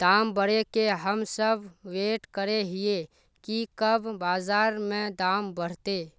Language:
Magahi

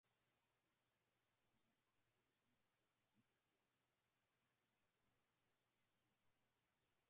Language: Swahili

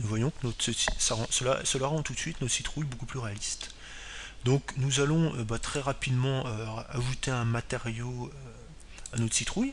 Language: French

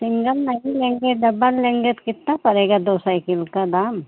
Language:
Hindi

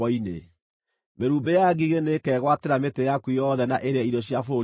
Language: Kikuyu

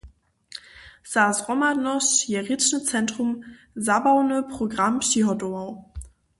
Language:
Upper Sorbian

